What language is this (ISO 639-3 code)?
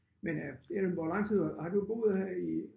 dan